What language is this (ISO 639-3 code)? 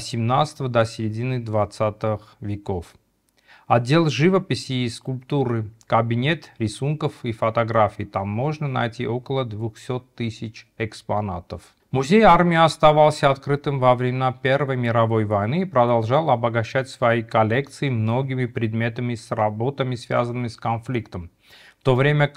rus